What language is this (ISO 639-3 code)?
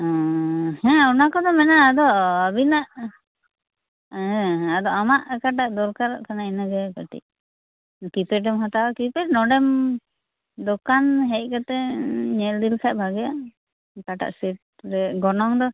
sat